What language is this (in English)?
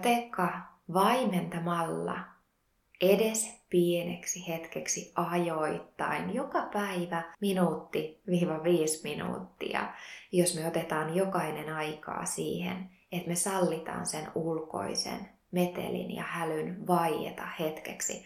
Finnish